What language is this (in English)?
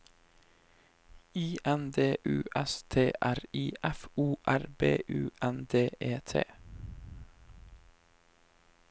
Norwegian